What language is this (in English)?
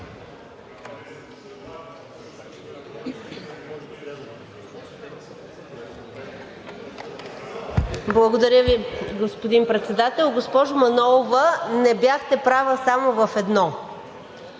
Bulgarian